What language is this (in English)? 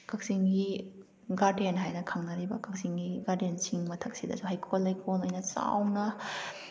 Manipuri